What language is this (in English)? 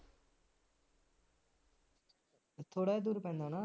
Punjabi